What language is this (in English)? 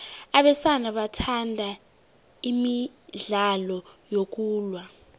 South Ndebele